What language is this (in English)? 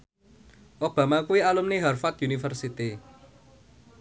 Javanese